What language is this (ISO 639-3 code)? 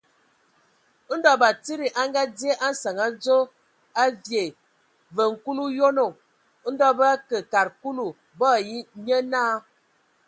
ewo